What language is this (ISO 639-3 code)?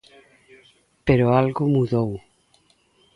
glg